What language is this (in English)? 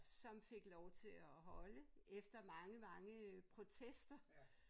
Danish